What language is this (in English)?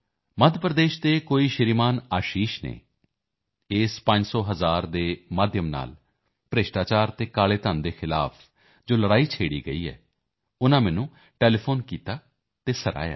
Punjabi